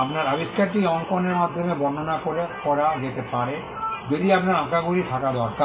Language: Bangla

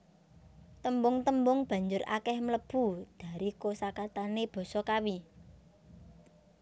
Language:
Javanese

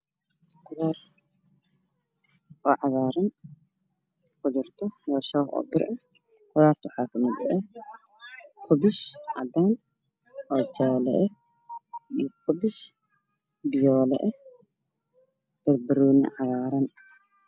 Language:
Somali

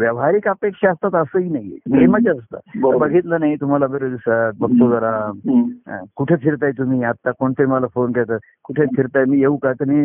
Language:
Marathi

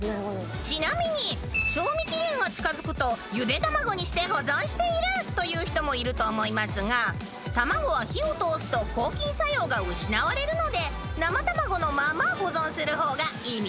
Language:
Japanese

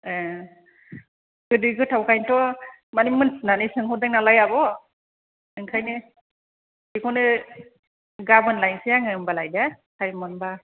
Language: Bodo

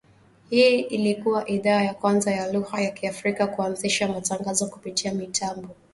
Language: Swahili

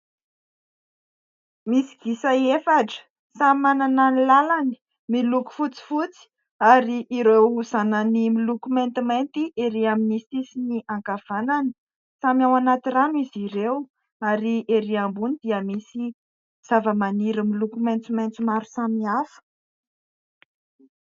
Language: Malagasy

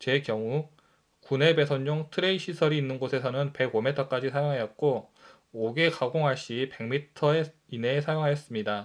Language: Korean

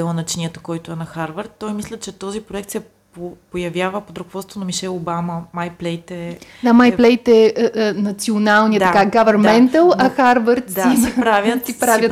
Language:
Bulgarian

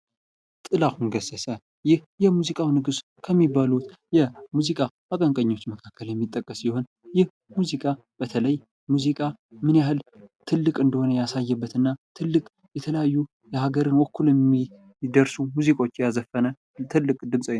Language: Amharic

